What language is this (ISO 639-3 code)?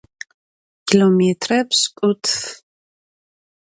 ady